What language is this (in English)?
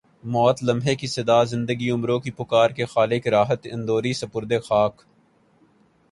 Urdu